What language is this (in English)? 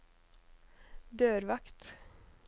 Norwegian